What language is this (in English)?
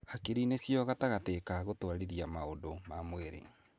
Kikuyu